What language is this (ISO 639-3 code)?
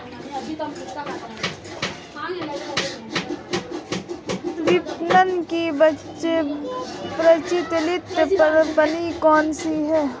hin